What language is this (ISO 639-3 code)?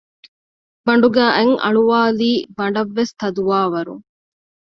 div